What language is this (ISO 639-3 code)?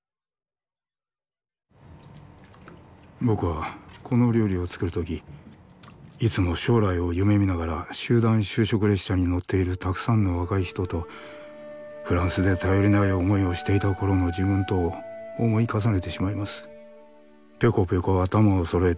jpn